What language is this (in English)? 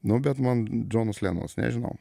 Lithuanian